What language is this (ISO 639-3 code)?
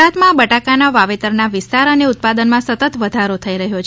guj